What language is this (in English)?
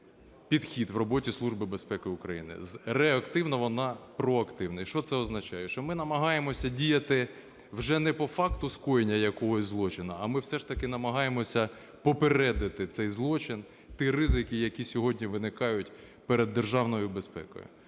Ukrainian